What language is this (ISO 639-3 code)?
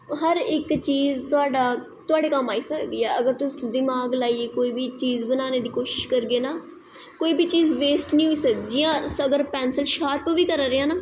doi